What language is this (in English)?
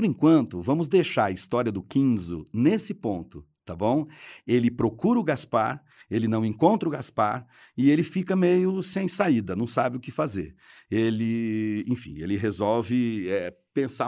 Portuguese